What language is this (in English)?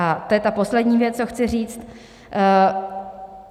Czech